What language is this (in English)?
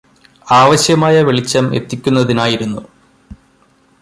Malayalam